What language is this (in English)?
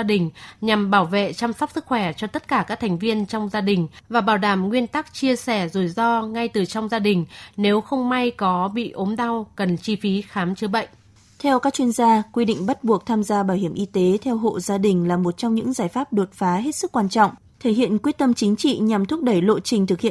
Vietnamese